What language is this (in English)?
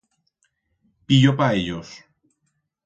Aragonese